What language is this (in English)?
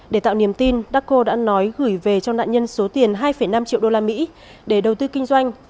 Vietnamese